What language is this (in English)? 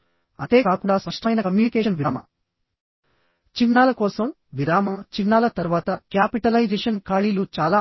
Telugu